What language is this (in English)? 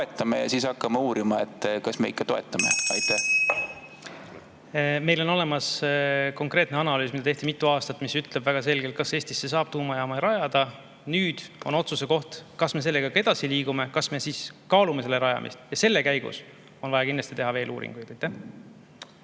Estonian